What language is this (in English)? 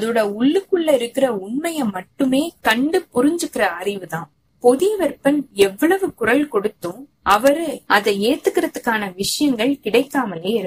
Tamil